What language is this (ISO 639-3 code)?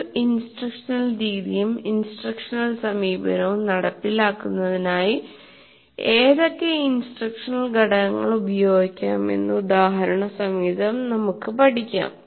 mal